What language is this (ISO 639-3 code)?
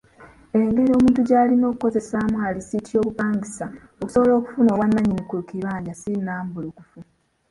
lug